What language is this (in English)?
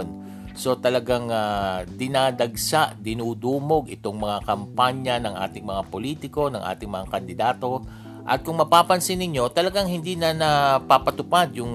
Filipino